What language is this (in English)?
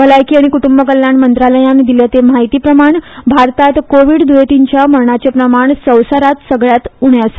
Konkani